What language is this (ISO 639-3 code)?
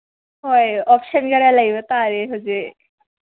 mni